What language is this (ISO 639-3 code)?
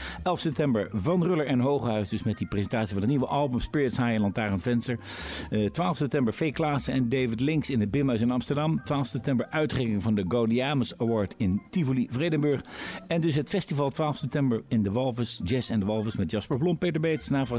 nld